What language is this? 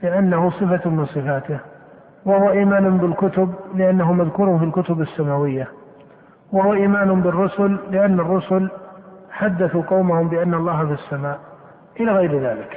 Arabic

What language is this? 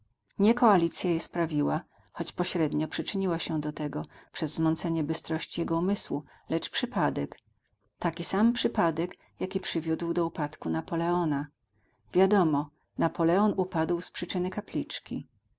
Polish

